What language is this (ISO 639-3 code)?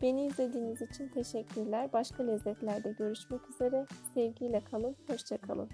tur